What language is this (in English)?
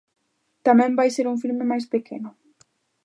Galician